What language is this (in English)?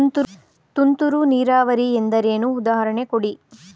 Kannada